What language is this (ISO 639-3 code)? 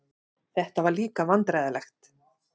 isl